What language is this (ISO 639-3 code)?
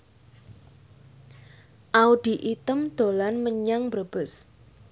jav